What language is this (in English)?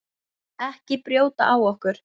Icelandic